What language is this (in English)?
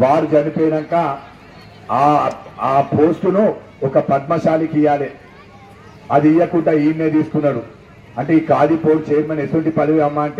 Arabic